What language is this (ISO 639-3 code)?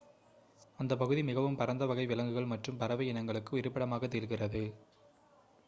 tam